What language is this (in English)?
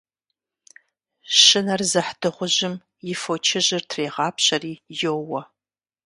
Kabardian